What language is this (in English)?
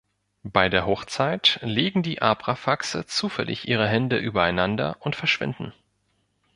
German